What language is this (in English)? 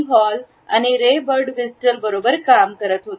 Marathi